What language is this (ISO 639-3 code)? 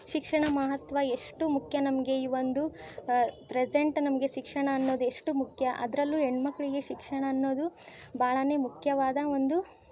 kan